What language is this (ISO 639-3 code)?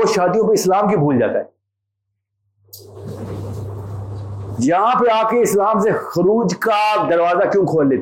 urd